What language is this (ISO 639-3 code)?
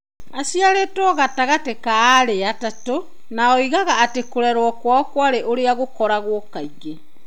kik